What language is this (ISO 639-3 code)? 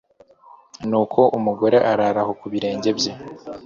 kin